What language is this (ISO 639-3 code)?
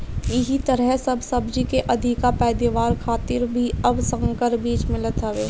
bho